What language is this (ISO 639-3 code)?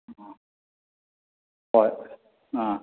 mni